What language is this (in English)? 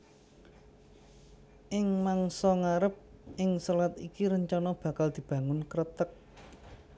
Javanese